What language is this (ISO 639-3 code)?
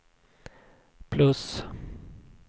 swe